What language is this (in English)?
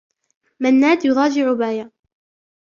Arabic